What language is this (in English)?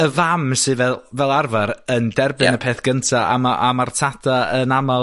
Welsh